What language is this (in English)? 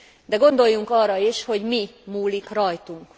Hungarian